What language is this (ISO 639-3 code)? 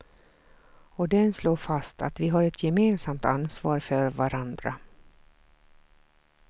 swe